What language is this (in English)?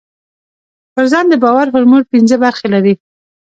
Pashto